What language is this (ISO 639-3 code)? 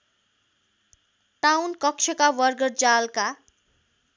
nep